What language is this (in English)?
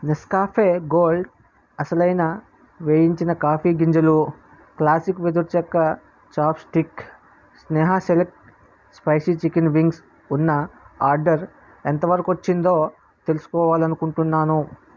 Telugu